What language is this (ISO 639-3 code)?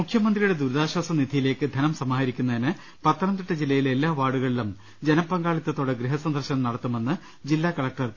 mal